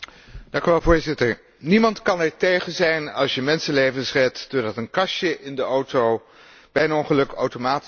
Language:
Dutch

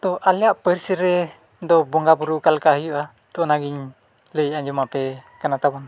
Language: Santali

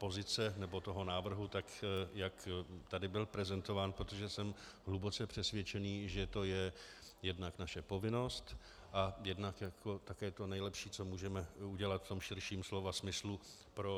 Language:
Czech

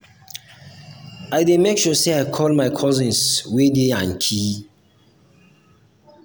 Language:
Nigerian Pidgin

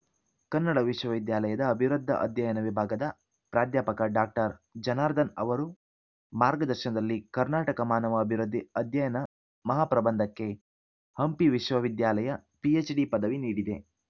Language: Kannada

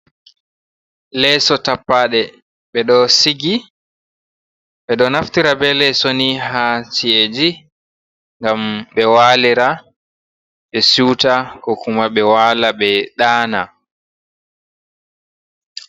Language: Fula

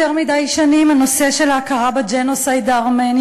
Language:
Hebrew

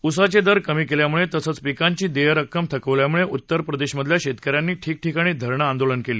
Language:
Marathi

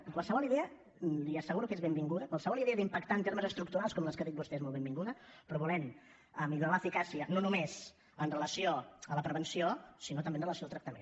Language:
Catalan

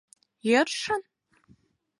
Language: Mari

